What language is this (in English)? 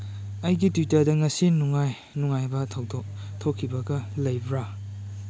Manipuri